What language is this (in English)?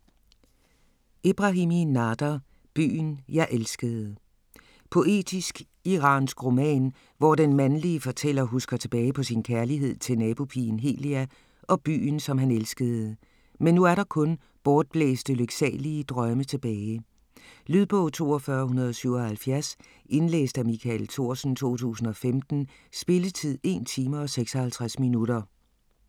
Danish